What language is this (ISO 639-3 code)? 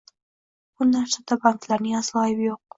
uzb